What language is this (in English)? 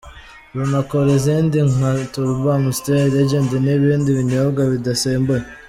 Kinyarwanda